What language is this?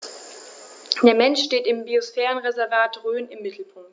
German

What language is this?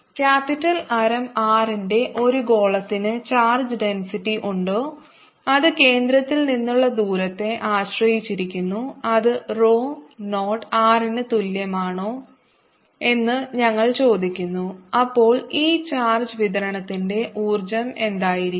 Malayalam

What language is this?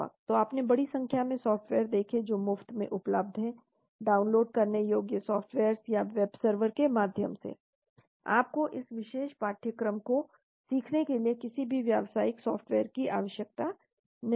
Hindi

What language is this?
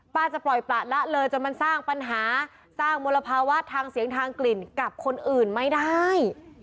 Thai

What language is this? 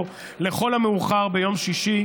Hebrew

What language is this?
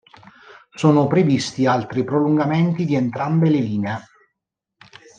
Italian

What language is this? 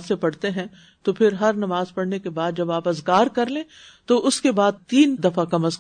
Urdu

